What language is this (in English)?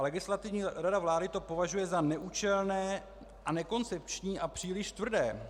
Czech